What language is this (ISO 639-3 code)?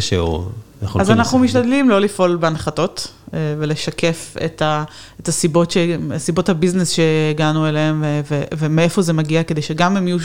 heb